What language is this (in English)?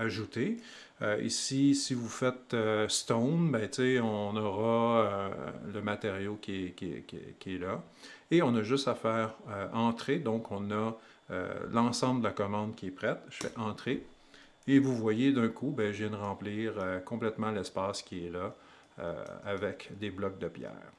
French